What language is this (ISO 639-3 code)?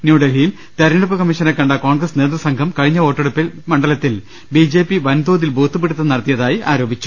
mal